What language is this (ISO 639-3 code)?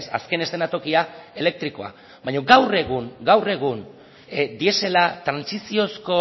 eus